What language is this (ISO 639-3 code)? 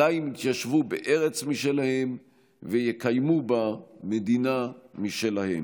heb